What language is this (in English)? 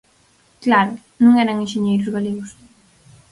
Galician